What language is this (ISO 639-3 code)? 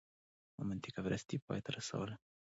pus